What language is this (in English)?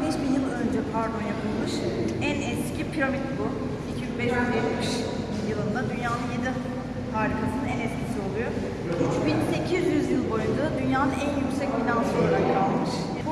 Turkish